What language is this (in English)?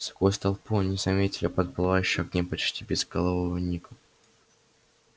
Russian